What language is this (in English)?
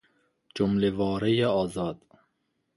Persian